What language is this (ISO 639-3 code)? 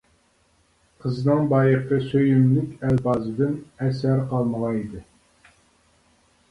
uig